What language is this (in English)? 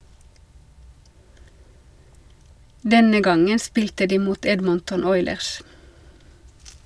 Norwegian